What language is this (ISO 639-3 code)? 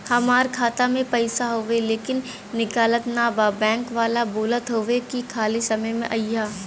bho